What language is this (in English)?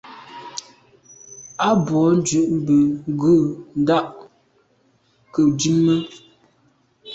Medumba